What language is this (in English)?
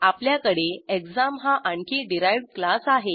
Marathi